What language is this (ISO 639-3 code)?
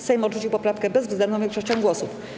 pol